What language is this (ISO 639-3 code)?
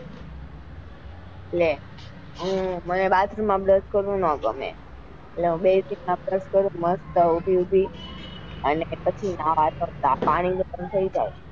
guj